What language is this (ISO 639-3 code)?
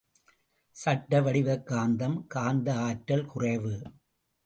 tam